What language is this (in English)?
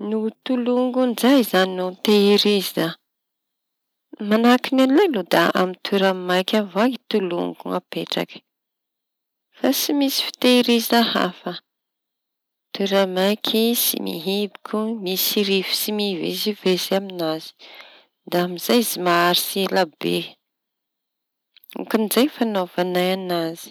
Tanosy Malagasy